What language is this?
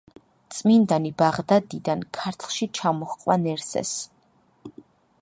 Georgian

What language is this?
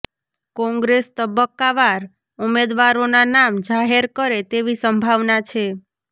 Gujarati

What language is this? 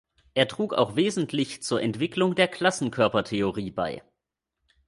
German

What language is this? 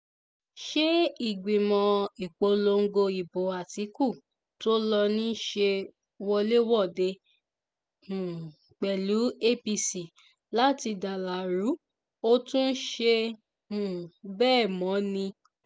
Yoruba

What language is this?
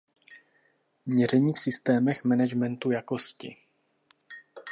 Czech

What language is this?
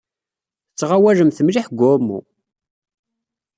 Kabyle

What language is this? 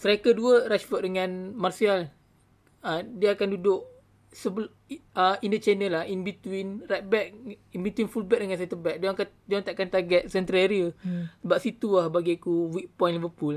Malay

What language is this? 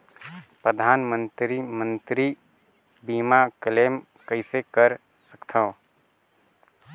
Chhattisgarhi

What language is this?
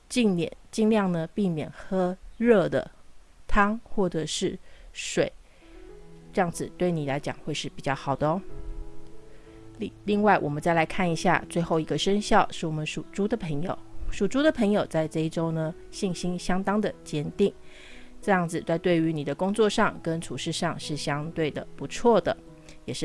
Chinese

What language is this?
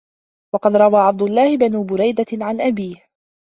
Arabic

